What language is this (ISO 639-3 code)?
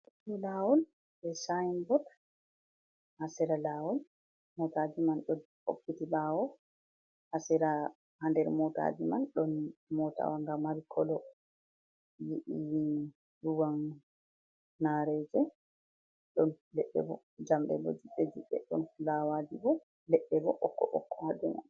ful